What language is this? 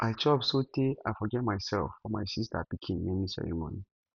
Nigerian Pidgin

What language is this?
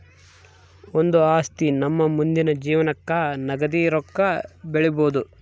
Kannada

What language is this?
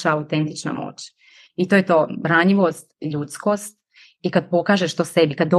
Croatian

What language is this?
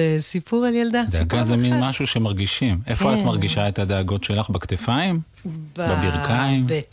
Hebrew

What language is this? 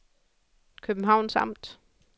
Danish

